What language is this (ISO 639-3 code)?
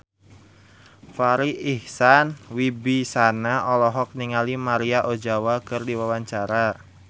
sun